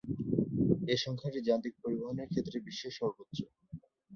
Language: Bangla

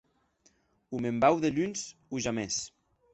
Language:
Occitan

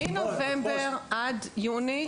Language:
Hebrew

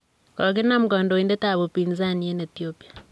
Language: Kalenjin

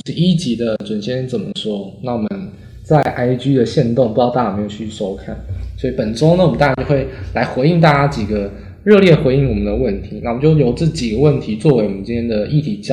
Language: Chinese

